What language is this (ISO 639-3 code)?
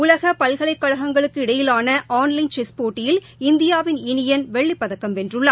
tam